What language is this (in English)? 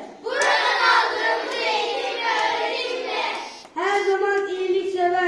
Turkish